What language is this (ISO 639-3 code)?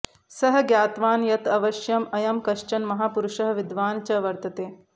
san